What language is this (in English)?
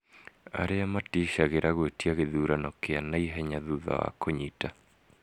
Kikuyu